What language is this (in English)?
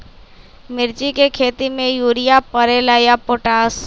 Magahi